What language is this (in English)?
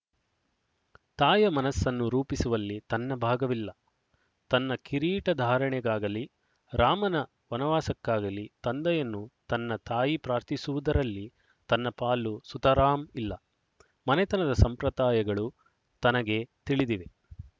Kannada